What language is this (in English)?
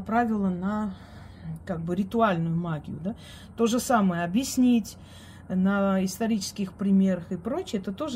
Russian